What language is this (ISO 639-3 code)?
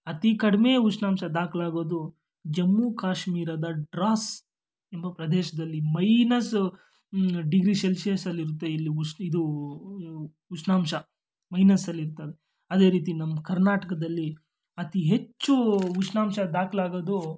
kan